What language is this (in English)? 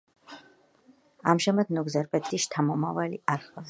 Georgian